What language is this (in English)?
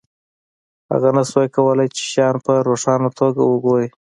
Pashto